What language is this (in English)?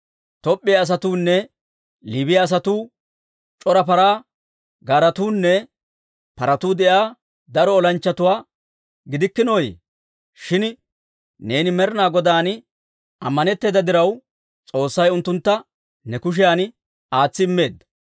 Dawro